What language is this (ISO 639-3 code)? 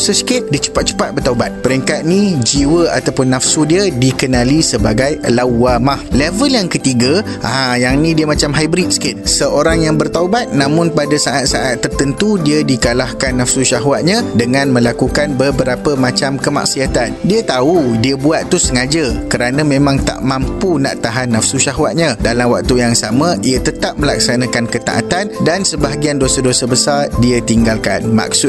msa